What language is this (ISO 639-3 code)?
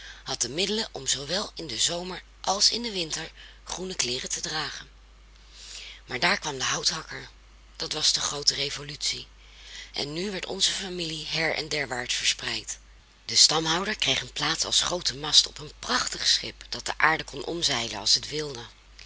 nld